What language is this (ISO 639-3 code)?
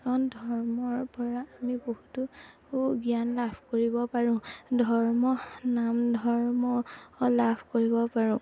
asm